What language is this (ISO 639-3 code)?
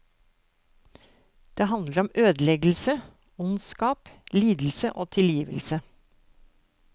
nor